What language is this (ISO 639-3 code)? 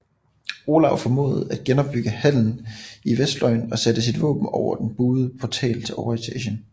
dan